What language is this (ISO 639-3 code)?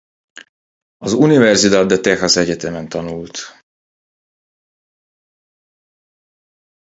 hun